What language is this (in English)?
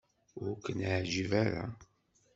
Kabyle